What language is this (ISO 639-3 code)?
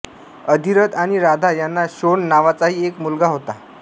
mar